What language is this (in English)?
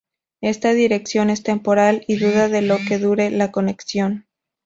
Spanish